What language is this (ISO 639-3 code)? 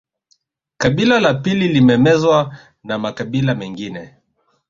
swa